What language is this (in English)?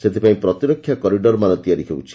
Odia